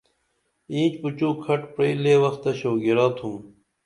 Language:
Dameli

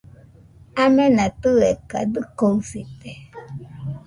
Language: Nüpode Huitoto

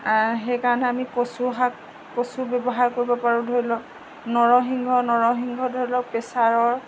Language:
Assamese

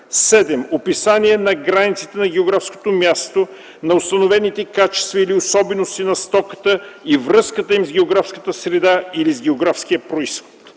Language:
Bulgarian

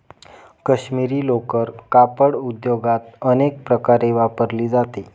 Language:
Marathi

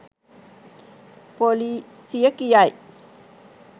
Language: Sinhala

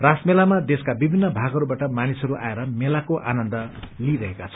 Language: Nepali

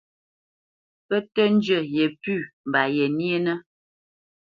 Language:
Bamenyam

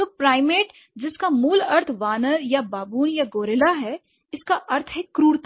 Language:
Hindi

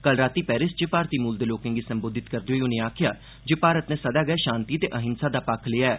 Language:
Dogri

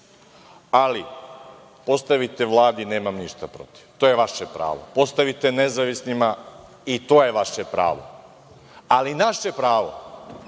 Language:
Serbian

